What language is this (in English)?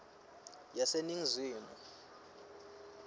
Swati